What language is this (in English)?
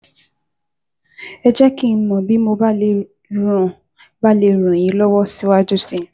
Yoruba